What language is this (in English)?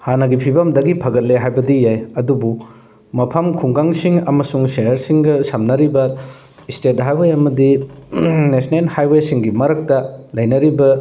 Manipuri